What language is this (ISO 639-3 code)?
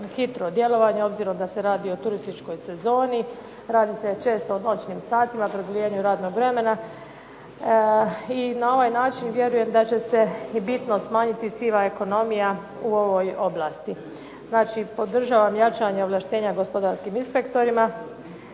hrv